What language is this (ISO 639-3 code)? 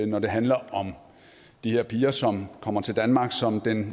dan